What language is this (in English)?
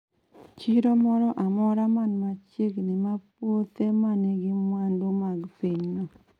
Luo (Kenya and Tanzania)